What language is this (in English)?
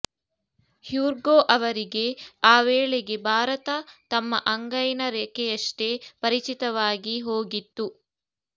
Kannada